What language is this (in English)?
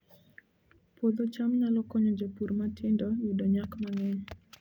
Luo (Kenya and Tanzania)